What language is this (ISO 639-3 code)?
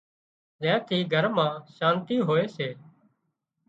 kxp